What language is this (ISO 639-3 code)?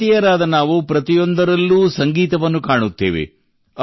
kan